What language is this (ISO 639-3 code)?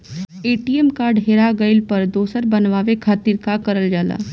bho